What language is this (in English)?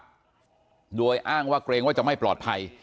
Thai